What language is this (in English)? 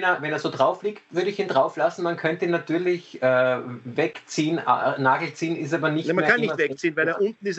German